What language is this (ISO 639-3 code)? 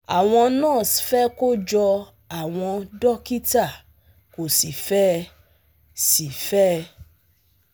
yor